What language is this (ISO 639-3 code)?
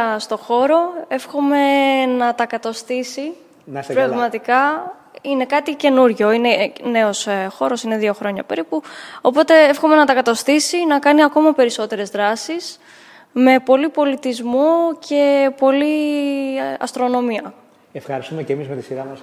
ell